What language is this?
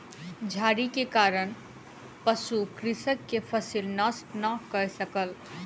Maithili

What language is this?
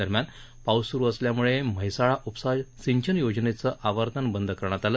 Marathi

